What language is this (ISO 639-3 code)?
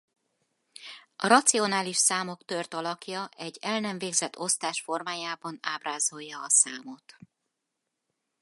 hun